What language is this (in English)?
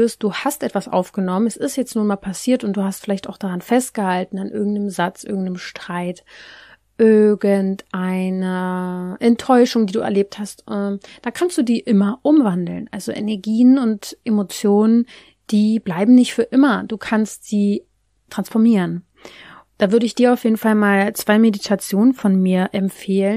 German